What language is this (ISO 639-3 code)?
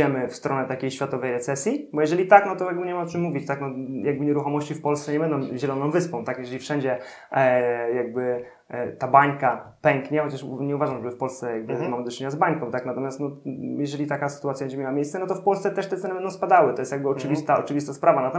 pol